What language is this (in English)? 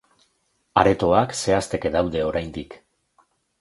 Basque